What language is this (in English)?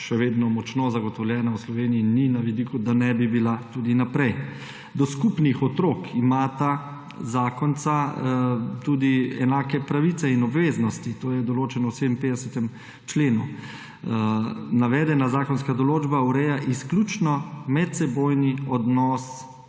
Slovenian